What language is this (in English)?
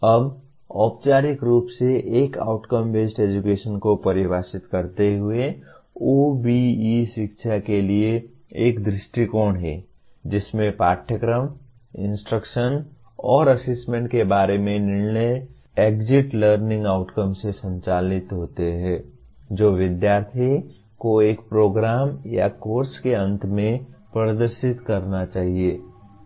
Hindi